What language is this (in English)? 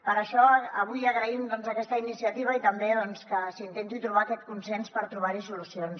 Catalan